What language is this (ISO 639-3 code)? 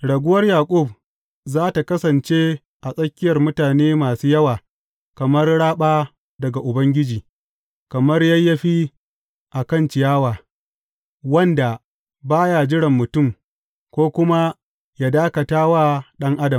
hau